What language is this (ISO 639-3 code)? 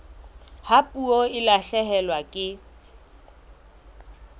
sot